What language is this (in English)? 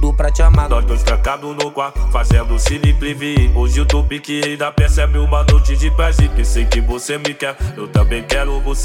Portuguese